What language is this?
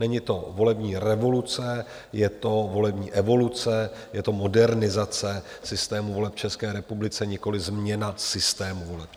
Czech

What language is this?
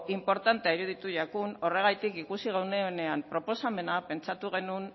Basque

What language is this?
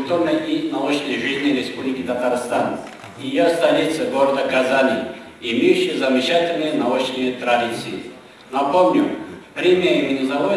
Russian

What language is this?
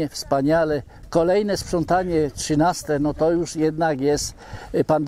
Polish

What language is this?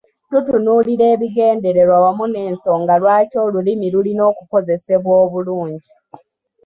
Ganda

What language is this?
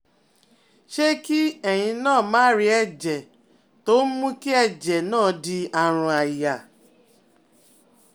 Yoruba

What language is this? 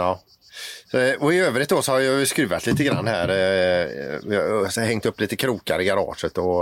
Swedish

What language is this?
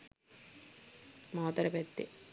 Sinhala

